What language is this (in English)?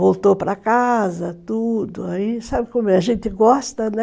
Portuguese